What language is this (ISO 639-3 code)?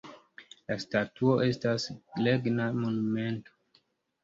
epo